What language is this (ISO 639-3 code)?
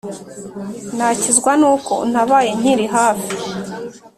kin